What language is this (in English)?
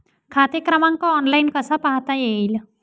Marathi